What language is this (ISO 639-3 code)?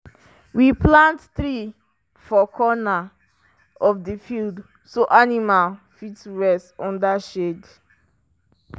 pcm